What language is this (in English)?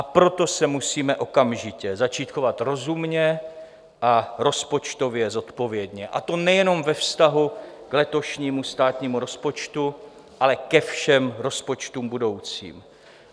Czech